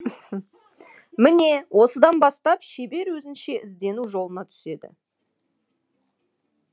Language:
Kazakh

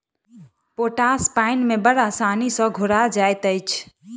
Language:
Maithili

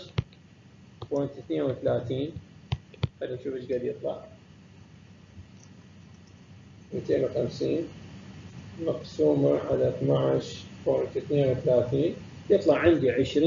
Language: Arabic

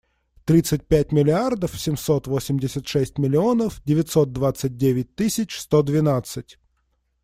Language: Russian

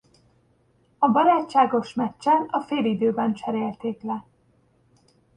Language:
Hungarian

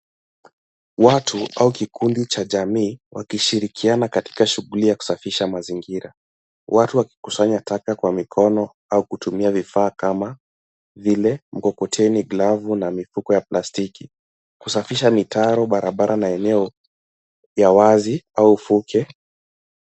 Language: Swahili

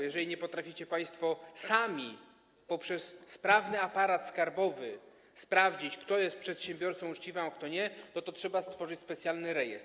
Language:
Polish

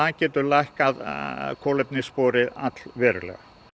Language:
Icelandic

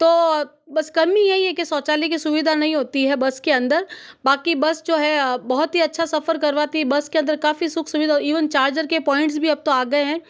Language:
Hindi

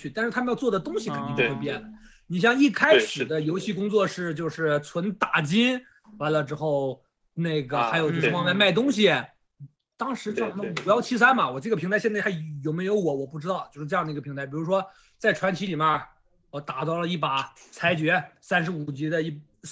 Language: Chinese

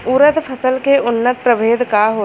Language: Bhojpuri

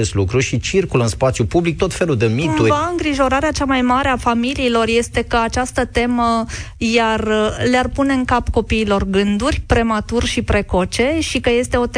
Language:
Romanian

